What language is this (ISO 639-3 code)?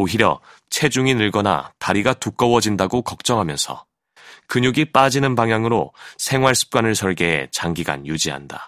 kor